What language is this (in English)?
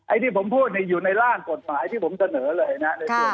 Thai